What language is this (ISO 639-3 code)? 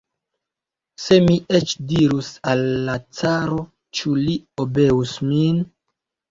epo